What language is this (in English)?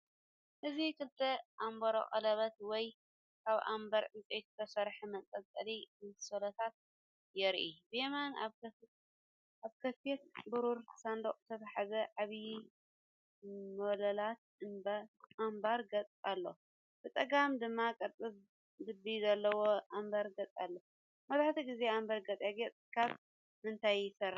Tigrinya